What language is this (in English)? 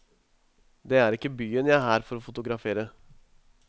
Norwegian